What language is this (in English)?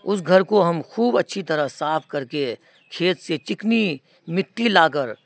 Urdu